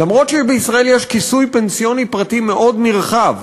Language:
Hebrew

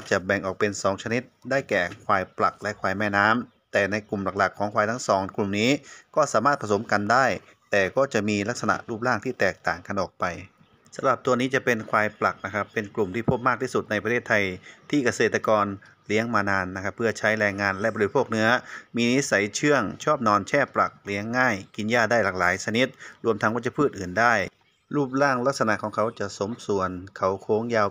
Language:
Thai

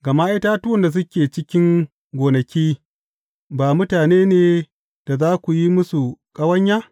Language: Hausa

